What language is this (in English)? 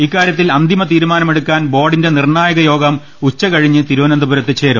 Malayalam